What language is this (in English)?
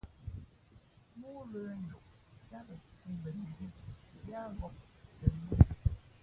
Fe'fe'